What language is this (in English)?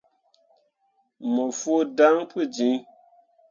Mundang